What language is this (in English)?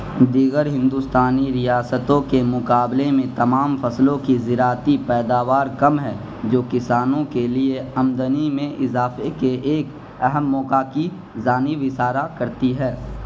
Urdu